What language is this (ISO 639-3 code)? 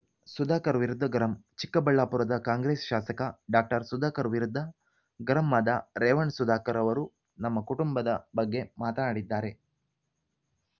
kan